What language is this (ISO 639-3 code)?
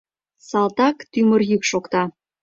chm